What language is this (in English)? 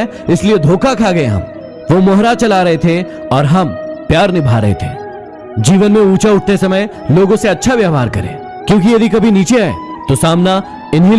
Hindi